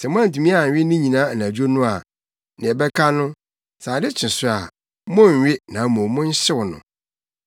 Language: Akan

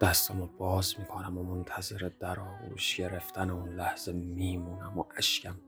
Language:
Persian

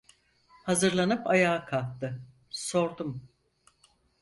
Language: Turkish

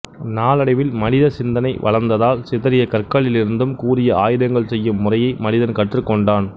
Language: Tamil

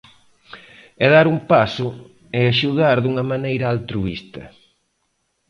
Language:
Galician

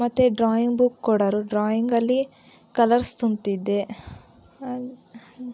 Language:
Kannada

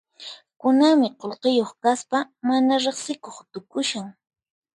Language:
Puno Quechua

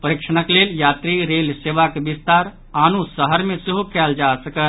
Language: Maithili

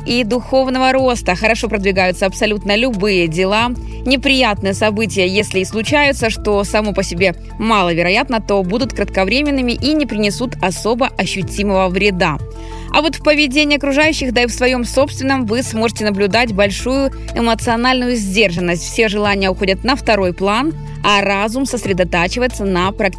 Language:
Russian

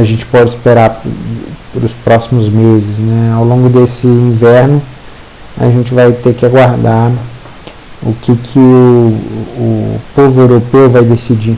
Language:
Portuguese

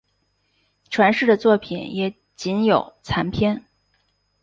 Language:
Chinese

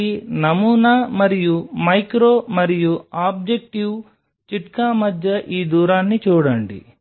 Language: Telugu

